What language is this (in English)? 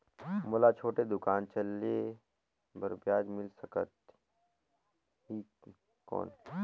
Chhattisgarhi